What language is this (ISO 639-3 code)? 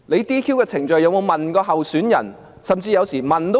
yue